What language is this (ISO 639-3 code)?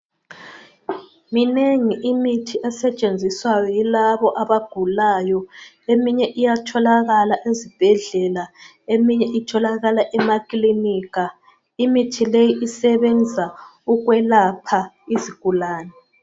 nde